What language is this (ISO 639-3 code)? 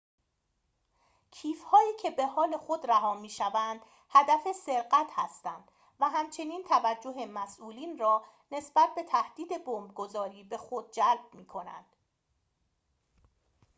fas